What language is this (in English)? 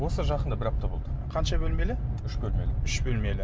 Kazakh